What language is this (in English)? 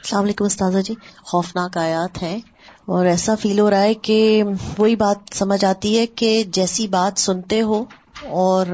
Urdu